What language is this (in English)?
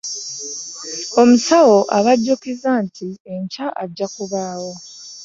Ganda